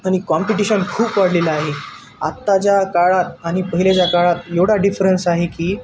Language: Marathi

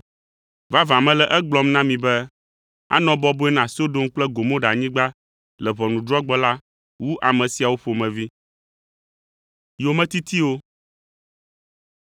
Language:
Ewe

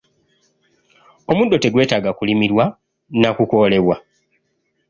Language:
Ganda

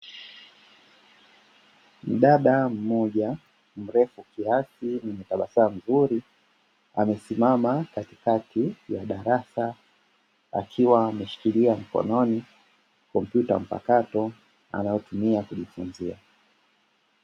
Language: Swahili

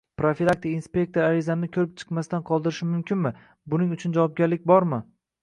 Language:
Uzbek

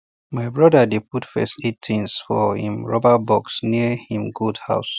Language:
Nigerian Pidgin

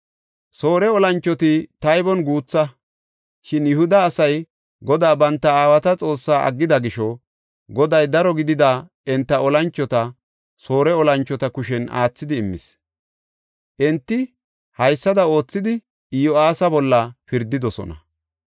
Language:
Gofa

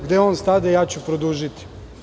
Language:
Serbian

